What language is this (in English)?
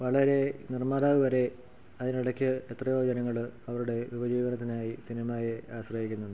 Malayalam